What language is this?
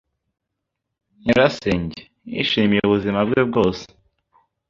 Kinyarwanda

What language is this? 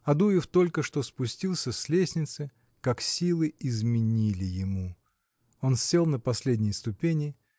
Russian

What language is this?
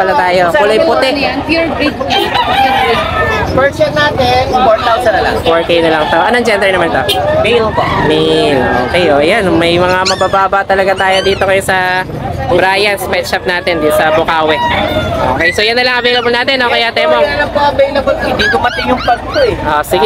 Filipino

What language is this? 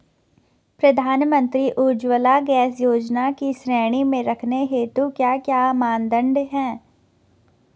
Hindi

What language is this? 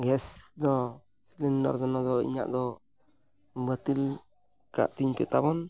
Santali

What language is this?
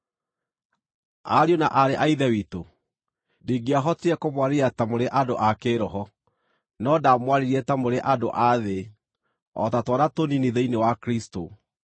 Kikuyu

